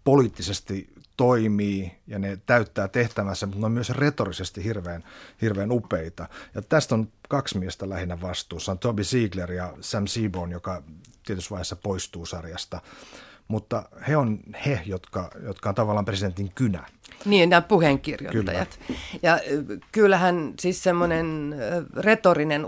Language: Finnish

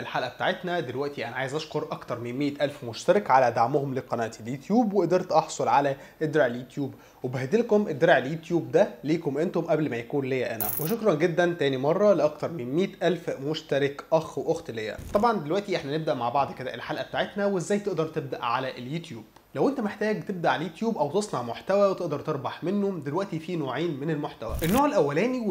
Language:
Arabic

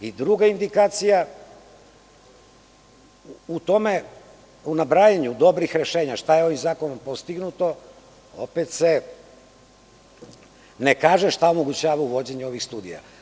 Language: Serbian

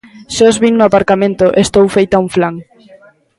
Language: Galician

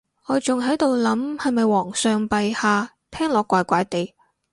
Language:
Cantonese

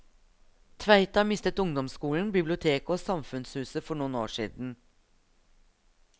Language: Norwegian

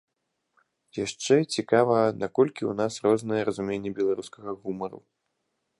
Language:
Belarusian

